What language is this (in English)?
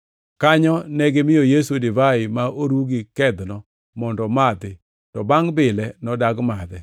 Luo (Kenya and Tanzania)